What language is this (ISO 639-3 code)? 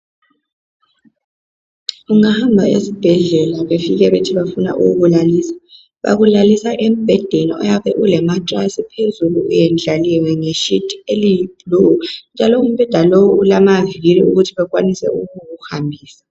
nde